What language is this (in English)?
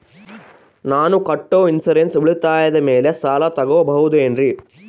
Kannada